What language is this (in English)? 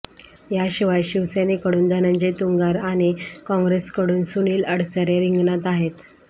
Marathi